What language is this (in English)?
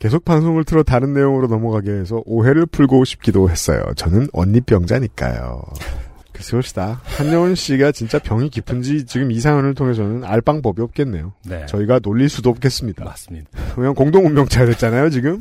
Korean